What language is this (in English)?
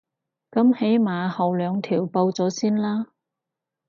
Cantonese